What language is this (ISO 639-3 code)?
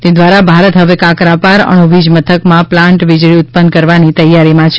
guj